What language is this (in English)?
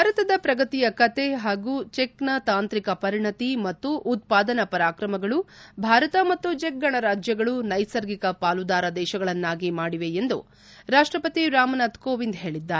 Kannada